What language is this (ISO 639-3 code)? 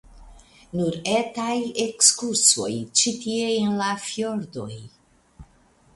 epo